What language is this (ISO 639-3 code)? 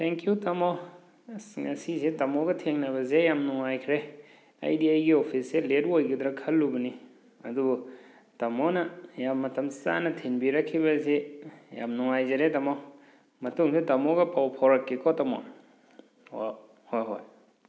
mni